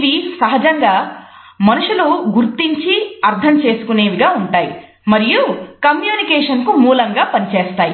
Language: Telugu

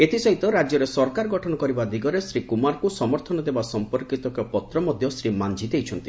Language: Odia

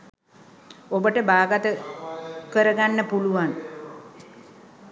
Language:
Sinhala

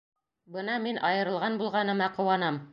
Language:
Bashkir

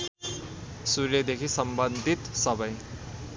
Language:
Nepali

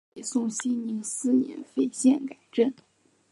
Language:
Chinese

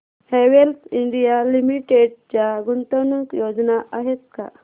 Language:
Marathi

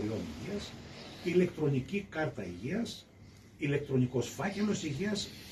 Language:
Greek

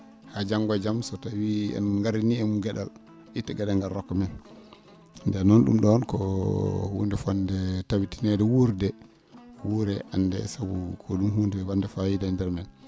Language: Fula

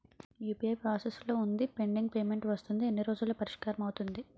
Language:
Telugu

